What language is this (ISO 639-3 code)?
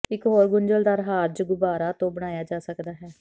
pan